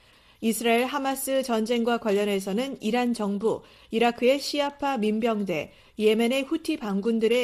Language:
Korean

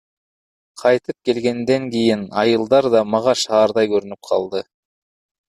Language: Kyrgyz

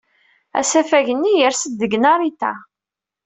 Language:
Kabyle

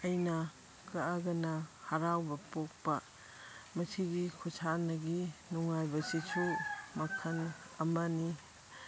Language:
Manipuri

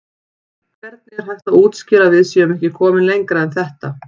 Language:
Icelandic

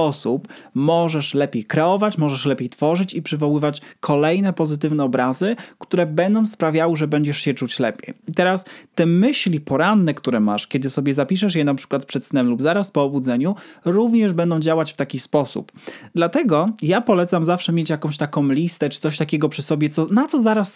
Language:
Polish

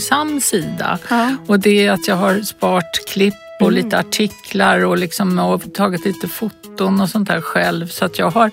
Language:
Swedish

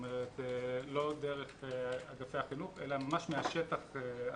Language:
Hebrew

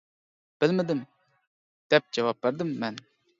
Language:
Uyghur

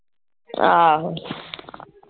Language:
Punjabi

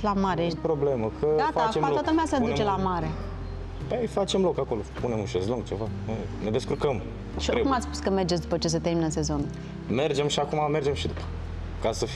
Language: Romanian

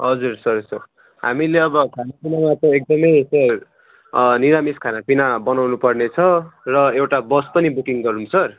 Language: Nepali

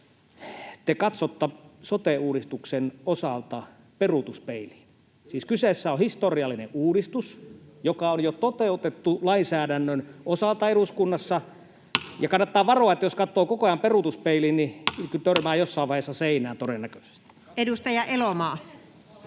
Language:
Finnish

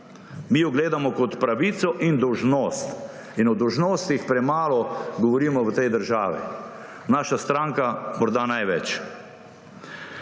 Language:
Slovenian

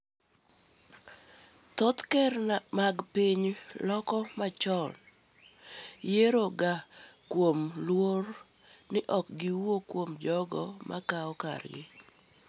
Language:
Luo (Kenya and Tanzania)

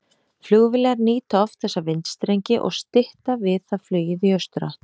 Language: Icelandic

